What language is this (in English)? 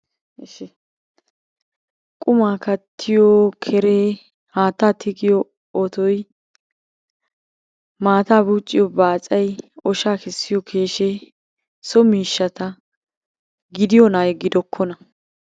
Wolaytta